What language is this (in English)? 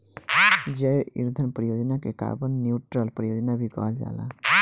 Bhojpuri